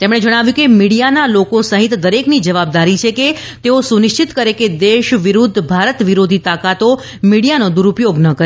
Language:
Gujarati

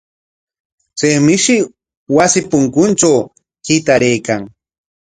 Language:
Corongo Ancash Quechua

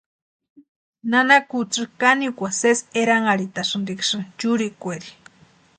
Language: Western Highland Purepecha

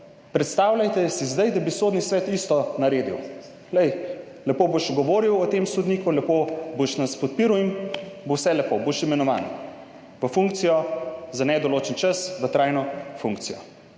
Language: Slovenian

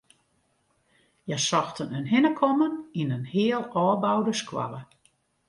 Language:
Western Frisian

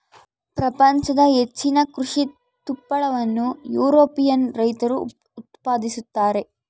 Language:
Kannada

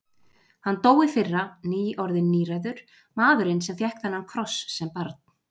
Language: Icelandic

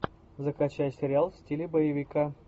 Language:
Russian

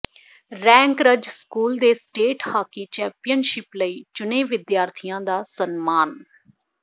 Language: Punjabi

